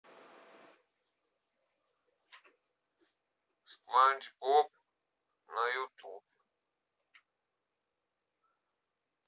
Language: Russian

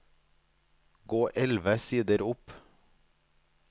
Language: Norwegian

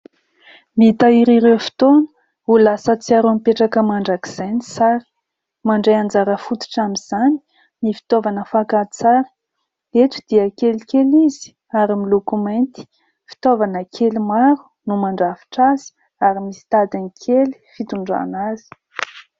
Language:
Malagasy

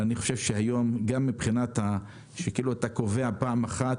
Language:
Hebrew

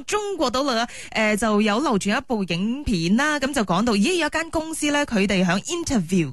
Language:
Chinese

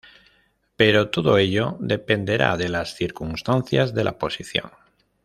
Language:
Spanish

